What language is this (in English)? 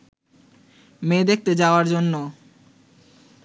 Bangla